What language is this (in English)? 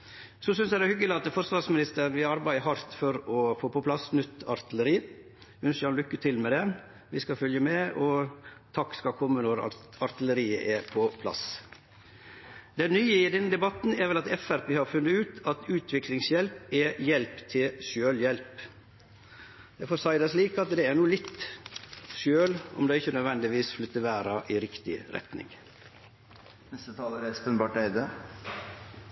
Norwegian Nynorsk